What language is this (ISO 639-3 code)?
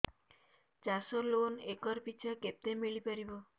ori